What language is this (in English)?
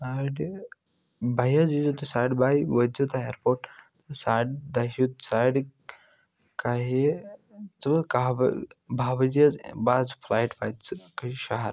Kashmiri